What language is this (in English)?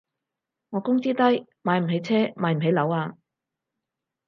Cantonese